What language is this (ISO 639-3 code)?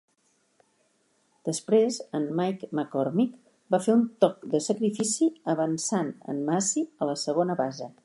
cat